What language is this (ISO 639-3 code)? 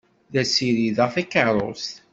kab